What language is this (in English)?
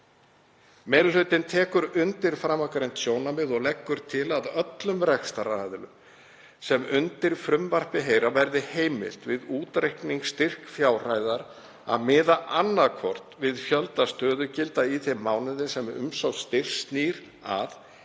Icelandic